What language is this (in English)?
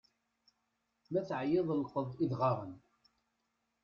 Kabyle